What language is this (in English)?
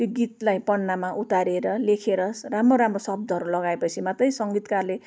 Nepali